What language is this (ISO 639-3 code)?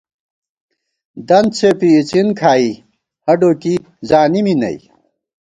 gwt